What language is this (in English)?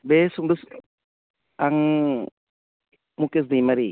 Bodo